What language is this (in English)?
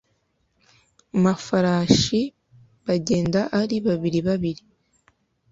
Kinyarwanda